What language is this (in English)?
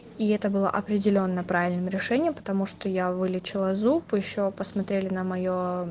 Russian